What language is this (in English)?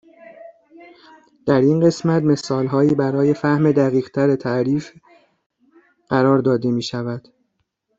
Persian